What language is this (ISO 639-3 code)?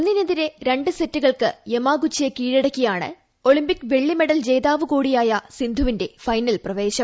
mal